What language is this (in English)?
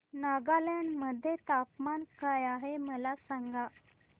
Marathi